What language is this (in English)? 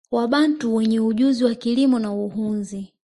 Swahili